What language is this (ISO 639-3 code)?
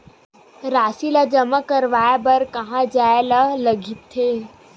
hne